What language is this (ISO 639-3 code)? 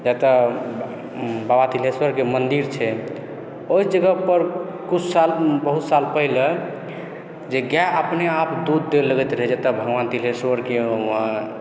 mai